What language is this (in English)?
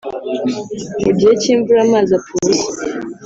Kinyarwanda